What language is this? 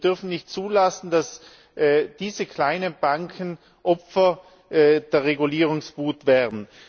German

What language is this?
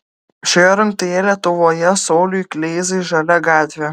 Lithuanian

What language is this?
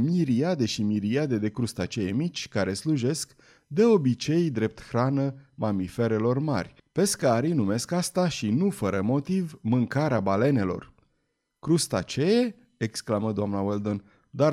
Romanian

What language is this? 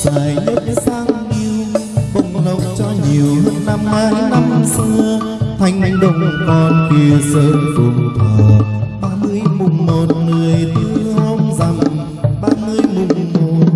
Vietnamese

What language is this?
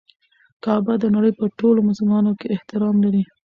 Pashto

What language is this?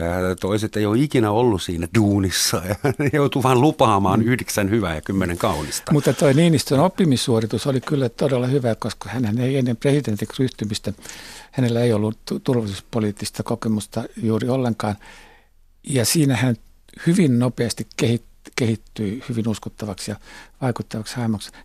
Finnish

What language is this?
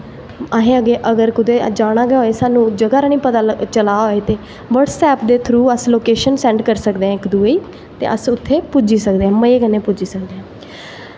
Dogri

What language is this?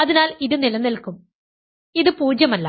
Malayalam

